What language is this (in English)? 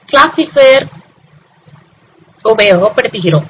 Tamil